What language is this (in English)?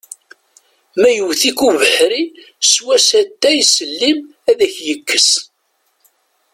Kabyle